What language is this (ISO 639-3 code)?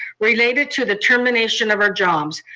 eng